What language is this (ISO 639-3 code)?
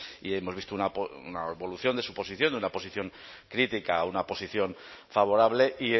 spa